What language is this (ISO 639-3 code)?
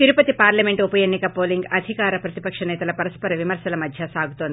tel